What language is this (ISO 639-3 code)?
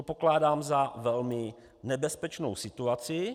ces